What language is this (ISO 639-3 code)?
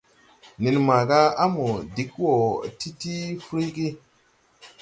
tui